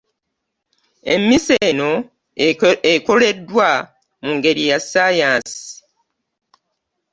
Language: Ganda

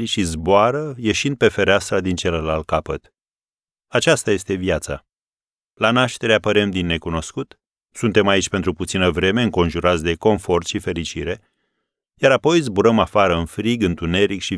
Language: Romanian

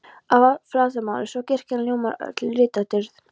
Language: Icelandic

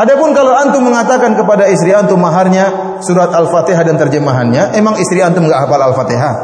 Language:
Indonesian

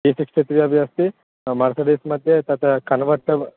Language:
Sanskrit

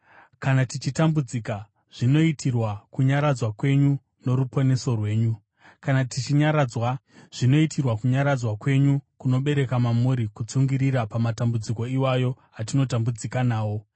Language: Shona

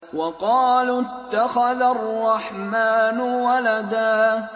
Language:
Arabic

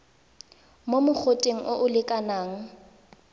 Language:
Tswana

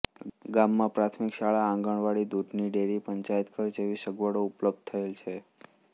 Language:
Gujarati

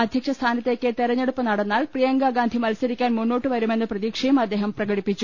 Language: Malayalam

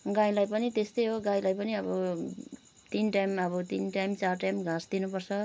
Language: Nepali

